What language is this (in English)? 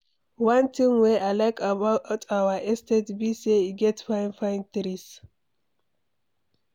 Nigerian Pidgin